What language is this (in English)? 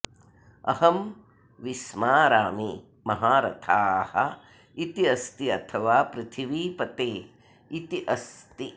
Sanskrit